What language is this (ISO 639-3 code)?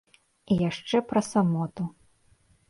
bel